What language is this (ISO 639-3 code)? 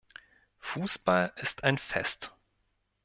deu